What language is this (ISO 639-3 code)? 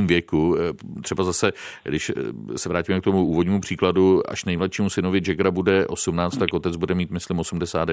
ces